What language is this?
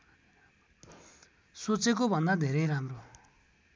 Nepali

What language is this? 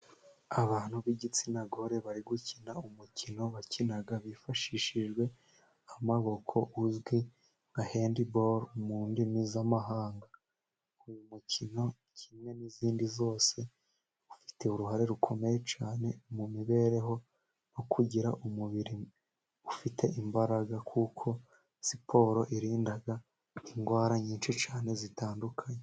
Kinyarwanda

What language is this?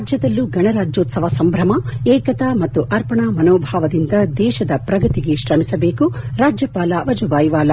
Kannada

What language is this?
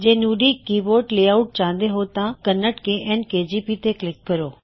Punjabi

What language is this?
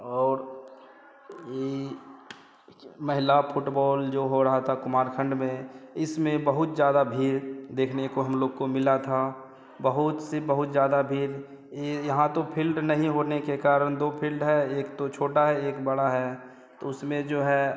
Hindi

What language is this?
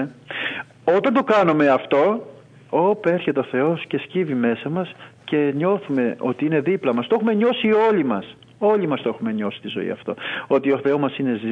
Greek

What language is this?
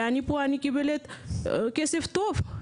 Hebrew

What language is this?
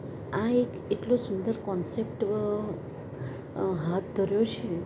Gujarati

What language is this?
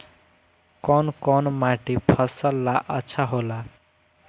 Bhojpuri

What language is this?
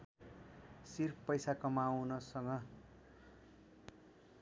Nepali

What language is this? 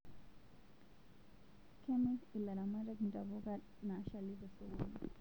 Masai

